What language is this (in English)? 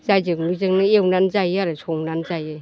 Bodo